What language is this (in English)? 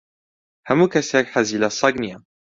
Central Kurdish